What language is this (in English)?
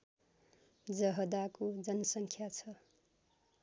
Nepali